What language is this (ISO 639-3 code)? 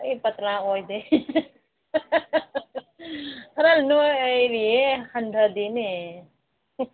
mni